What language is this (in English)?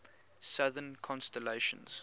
English